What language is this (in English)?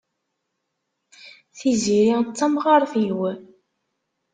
Kabyle